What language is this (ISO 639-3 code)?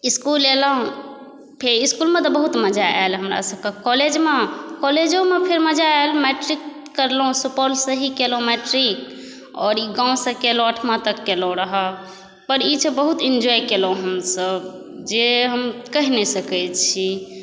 mai